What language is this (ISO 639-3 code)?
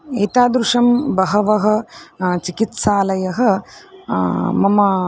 san